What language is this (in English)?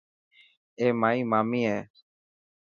Dhatki